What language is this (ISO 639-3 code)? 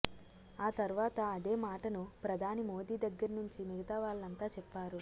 tel